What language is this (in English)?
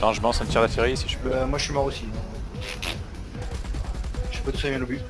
French